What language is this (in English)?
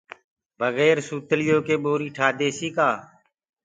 Gurgula